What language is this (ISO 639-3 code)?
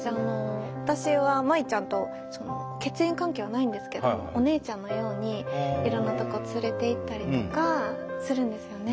jpn